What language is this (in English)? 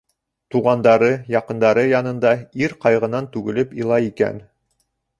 Bashkir